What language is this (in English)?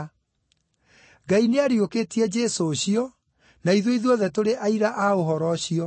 Kikuyu